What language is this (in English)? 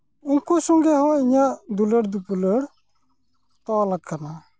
Santali